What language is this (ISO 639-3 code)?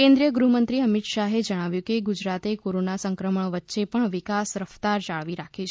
guj